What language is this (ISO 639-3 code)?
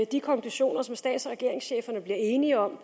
dan